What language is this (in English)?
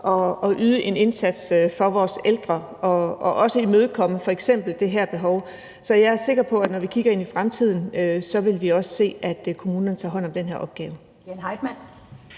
Danish